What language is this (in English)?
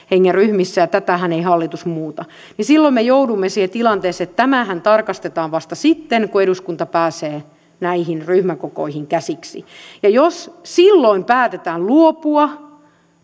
Finnish